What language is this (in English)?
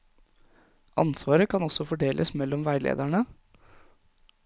Norwegian